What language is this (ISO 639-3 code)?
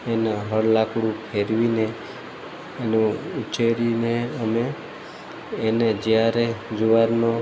guj